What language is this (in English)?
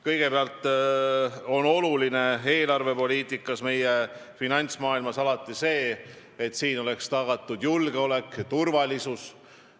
Estonian